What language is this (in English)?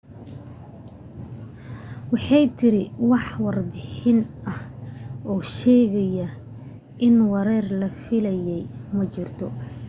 Somali